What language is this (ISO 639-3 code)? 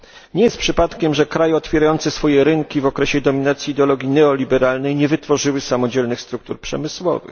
pol